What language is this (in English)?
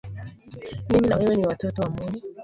Swahili